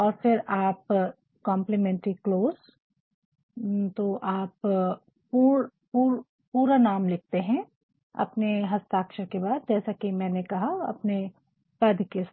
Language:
Hindi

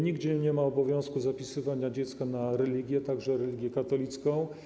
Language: Polish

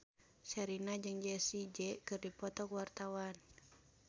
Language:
Sundanese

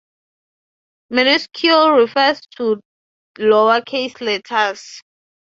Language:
English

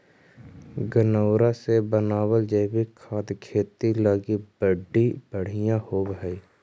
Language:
Magahi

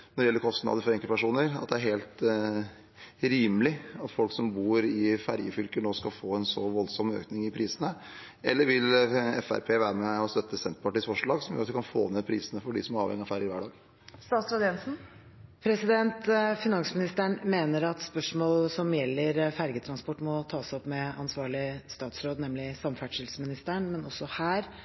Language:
Norwegian Bokmål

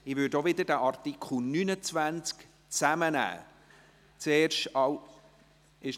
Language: Swiss German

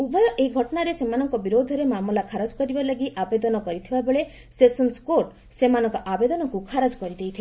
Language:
Odia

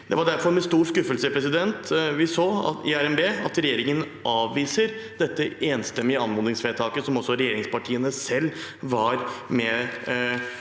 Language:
Norwegian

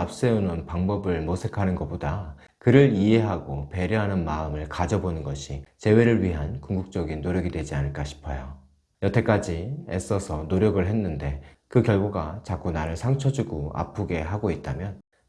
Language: Korean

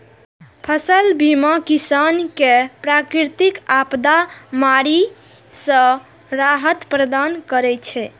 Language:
Maithili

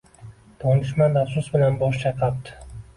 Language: Uzbek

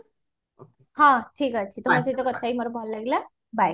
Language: Odia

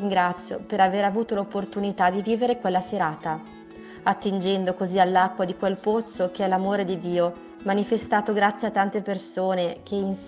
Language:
Italian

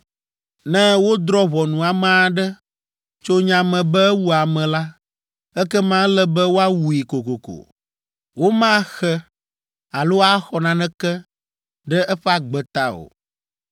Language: Ewe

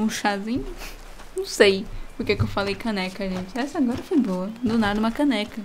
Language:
Portuguese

